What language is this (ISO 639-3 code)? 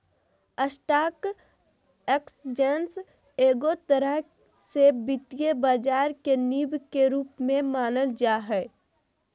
mag